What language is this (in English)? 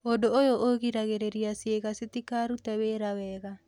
Kikuyu